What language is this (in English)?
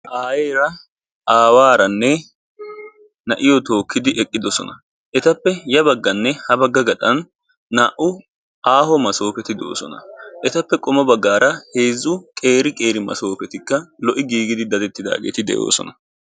Wolaytta